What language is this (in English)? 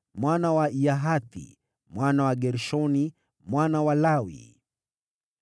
Swahili